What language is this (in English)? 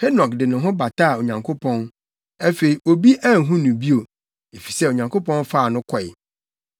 Akan